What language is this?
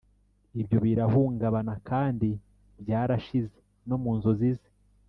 Kinyarwanda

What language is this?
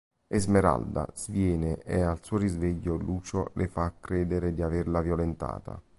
Italian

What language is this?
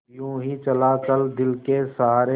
Hindi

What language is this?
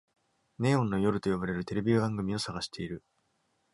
Japanese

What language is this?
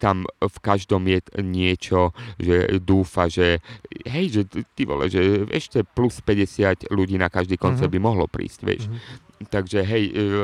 Slovak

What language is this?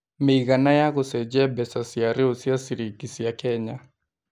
Kikuyu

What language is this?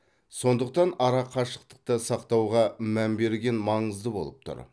Kazakh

